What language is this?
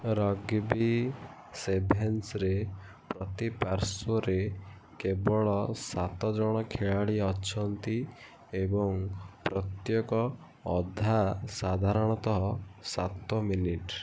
Odia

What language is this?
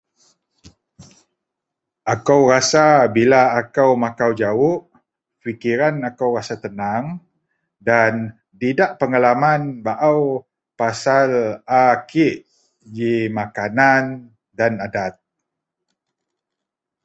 Central Melanau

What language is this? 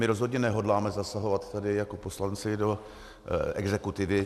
Czech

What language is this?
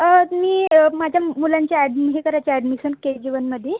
Marathi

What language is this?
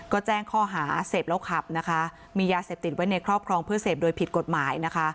Thai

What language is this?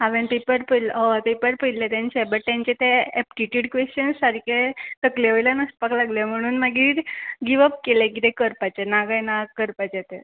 Konkani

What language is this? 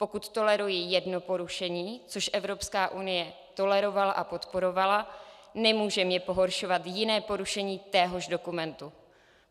Czech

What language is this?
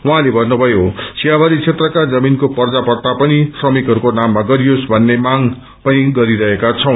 Nepali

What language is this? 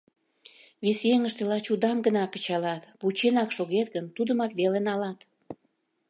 Mari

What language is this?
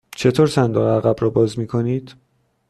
Persian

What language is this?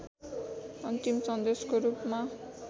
Nepali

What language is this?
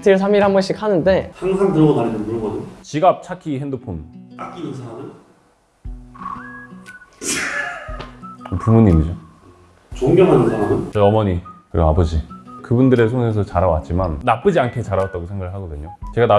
Korean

